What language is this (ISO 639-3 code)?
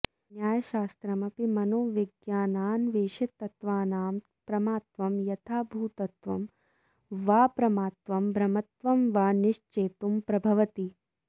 san